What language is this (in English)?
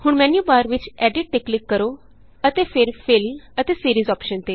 Punjabi